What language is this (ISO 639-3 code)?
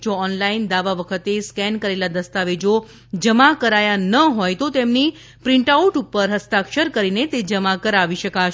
guj